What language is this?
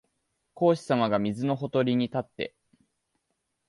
Japanese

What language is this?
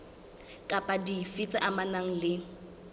Southern Sotho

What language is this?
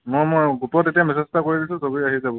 Assamese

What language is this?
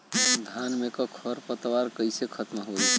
Bhojpuri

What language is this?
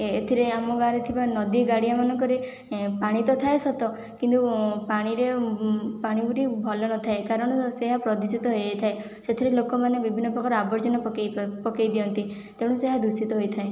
Odia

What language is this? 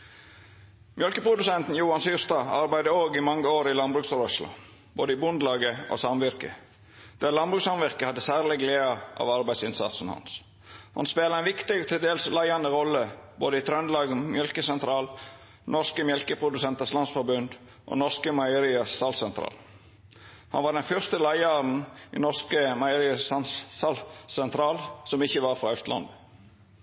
Norwegian Nynorsk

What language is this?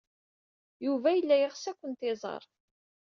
Kabyle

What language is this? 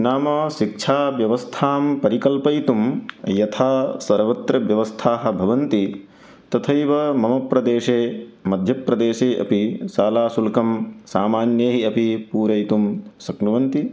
Sanskrit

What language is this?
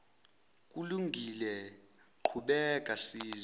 Zulu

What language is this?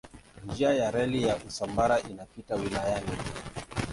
Swahili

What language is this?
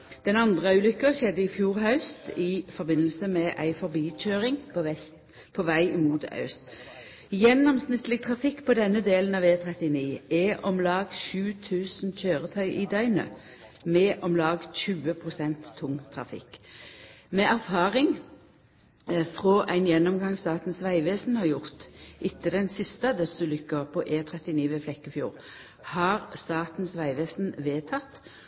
Norwegian Nynorsk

